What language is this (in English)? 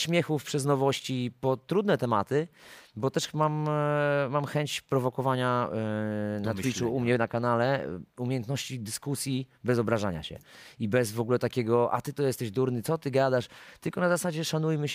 Polish